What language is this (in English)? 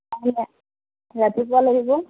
Assamese